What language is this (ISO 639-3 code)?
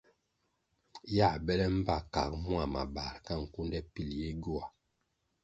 nmg